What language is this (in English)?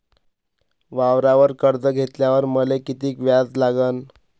Marathi